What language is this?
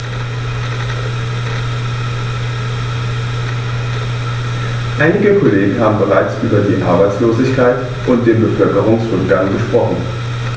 German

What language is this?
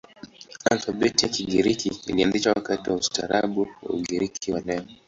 Swahili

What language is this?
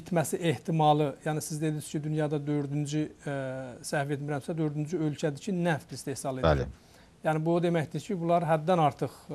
Turkish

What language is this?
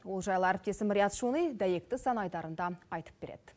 Kazakh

